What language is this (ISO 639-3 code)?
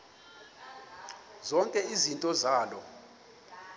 xho